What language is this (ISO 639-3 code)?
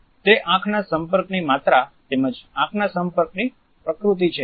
guj